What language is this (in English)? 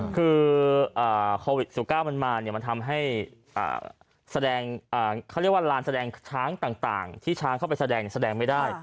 Thai